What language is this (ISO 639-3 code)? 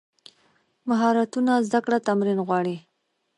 pus